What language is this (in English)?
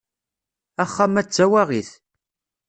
Kabyle